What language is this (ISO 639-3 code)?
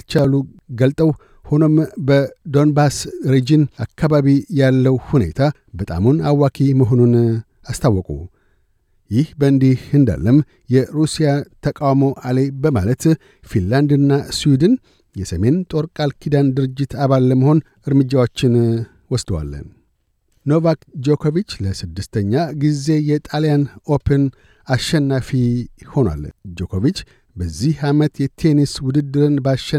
amh